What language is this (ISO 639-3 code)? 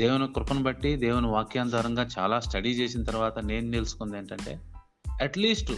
tel